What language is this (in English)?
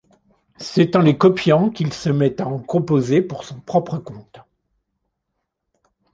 French